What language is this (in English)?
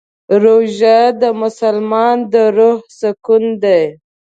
Pashto